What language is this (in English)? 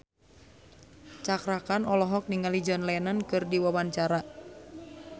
Sundanese